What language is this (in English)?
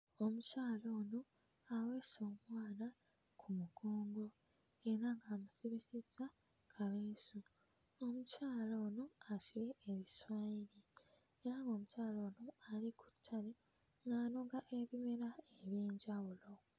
Ganda